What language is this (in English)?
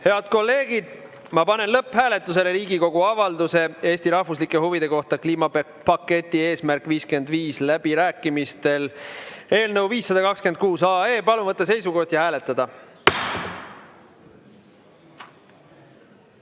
Estonian